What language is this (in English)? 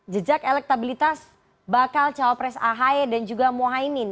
Indonesian